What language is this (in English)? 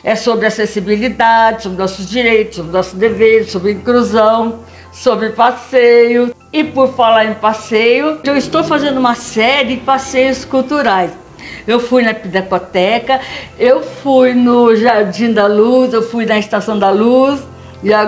Portuguese